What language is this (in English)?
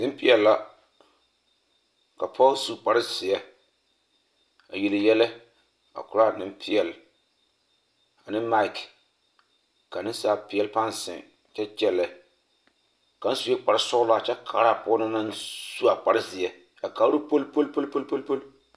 Southern Dagaare